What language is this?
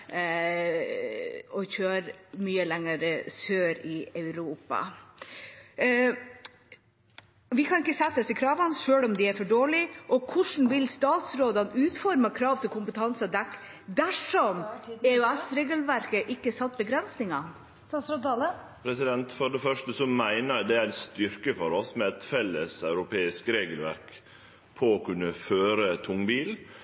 Norwegian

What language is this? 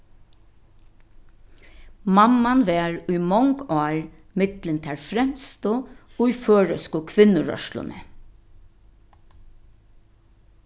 Faroese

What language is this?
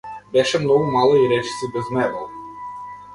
Macedonian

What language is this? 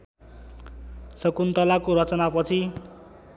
Nepali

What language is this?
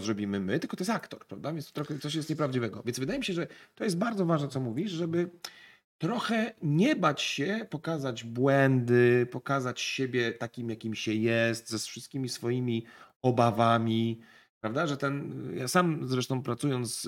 Polish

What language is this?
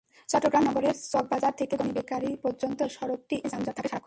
Bangla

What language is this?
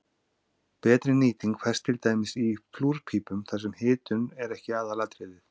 Icelandic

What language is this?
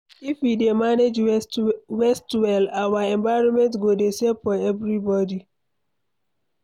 Nigerian Pidgin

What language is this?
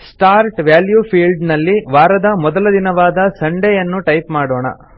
Kannada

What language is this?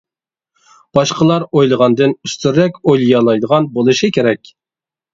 Uyghur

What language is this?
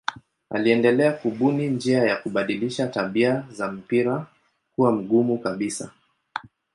Swahili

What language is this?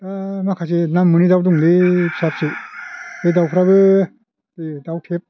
Bodo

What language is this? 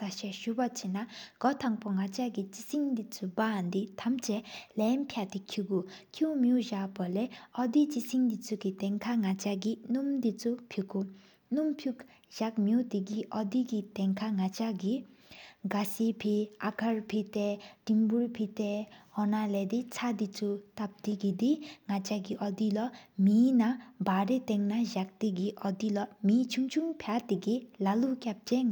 Sikkimese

